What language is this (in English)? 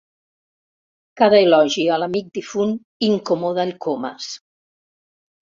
Catalan